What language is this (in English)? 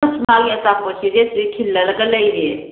Manipuri